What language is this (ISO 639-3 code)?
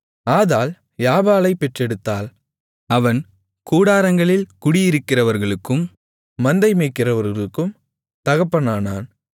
tam